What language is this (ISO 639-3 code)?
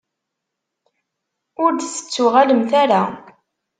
kab